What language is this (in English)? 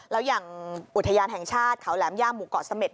Thai